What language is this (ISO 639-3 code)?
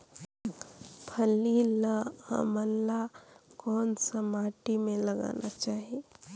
hne